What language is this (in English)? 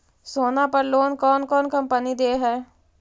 Magahi